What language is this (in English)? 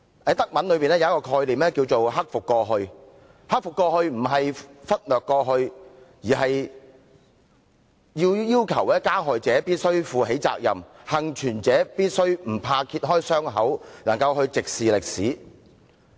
Cantonese